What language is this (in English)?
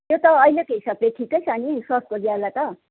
Nepali